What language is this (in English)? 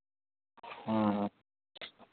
Maithili